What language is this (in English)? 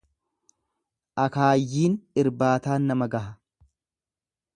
Oromo